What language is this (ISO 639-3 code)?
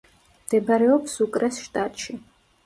kat